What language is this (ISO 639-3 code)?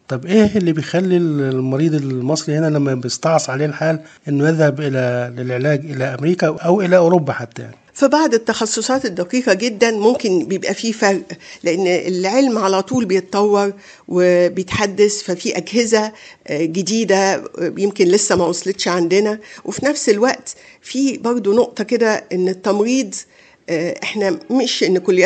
ara